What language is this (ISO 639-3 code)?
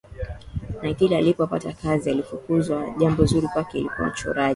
swa